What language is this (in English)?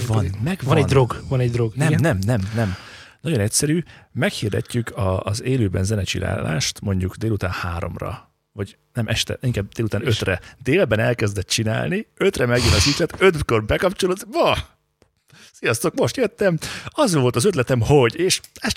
Hungarian